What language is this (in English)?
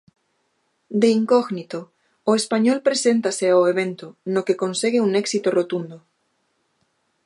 Galician